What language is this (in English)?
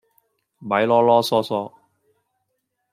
Cantonese